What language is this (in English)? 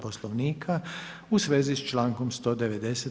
Croatian